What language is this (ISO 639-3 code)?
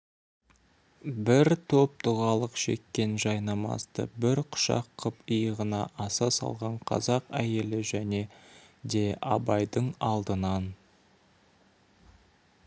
kaz